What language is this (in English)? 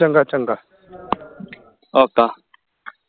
Punjabi